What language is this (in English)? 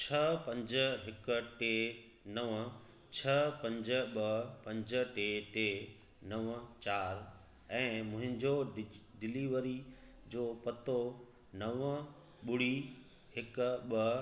Sindhi